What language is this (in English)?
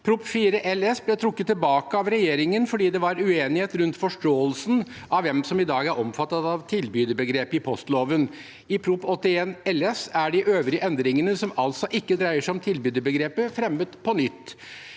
Norwegian